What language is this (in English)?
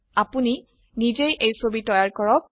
Assamese